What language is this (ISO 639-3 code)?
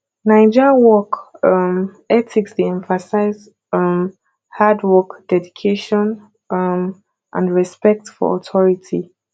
pcm